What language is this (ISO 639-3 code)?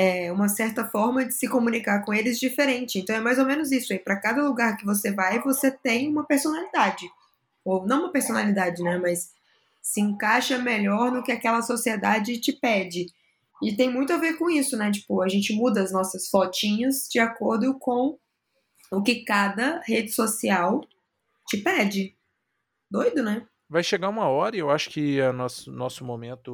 por